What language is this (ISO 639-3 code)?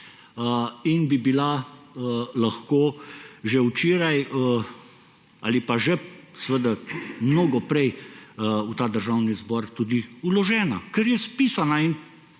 slv